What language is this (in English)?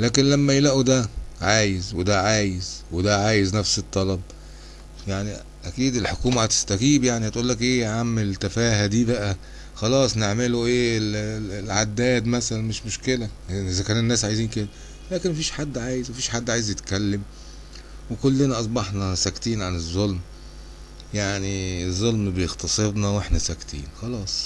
Arabic